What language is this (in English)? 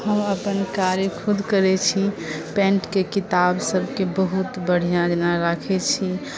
Maithili